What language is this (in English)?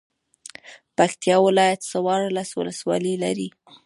Pashto